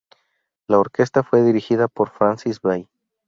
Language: Spanish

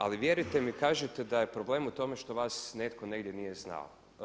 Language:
Croatian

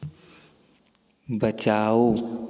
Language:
Hindi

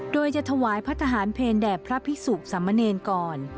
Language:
Thai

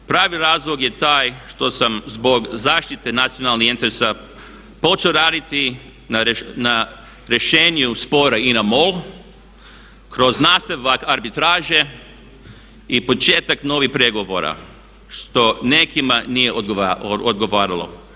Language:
Croatian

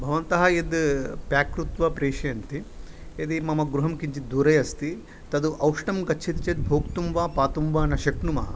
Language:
Sanskrit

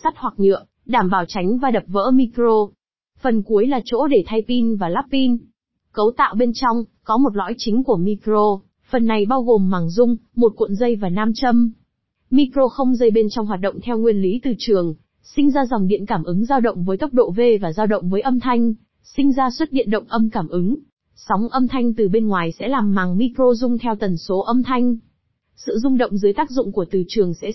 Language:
Vietnamese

